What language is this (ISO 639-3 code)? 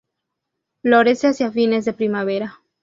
spa